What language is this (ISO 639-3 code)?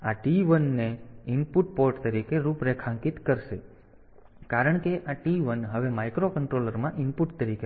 guj